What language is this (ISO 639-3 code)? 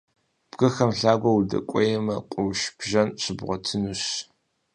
kbd